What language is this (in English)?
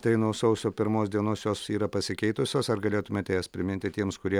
Lithuanian